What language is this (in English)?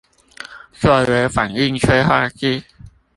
Chinese